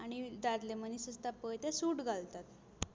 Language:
Konkani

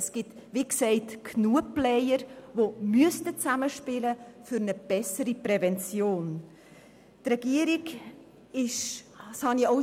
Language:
Swiss German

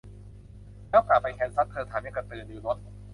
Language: Thai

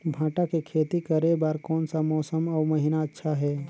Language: Chhattisgarhi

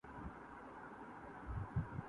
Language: Urdu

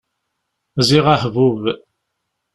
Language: Kabyle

